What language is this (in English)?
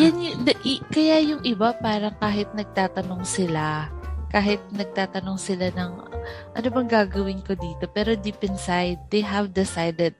Filipino